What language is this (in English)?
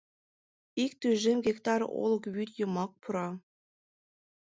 Mari